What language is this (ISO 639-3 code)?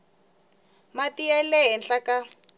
tso